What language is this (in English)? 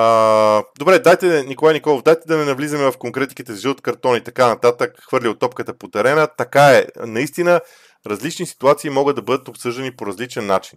Bulgarian